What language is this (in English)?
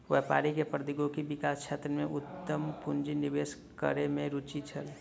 Maithili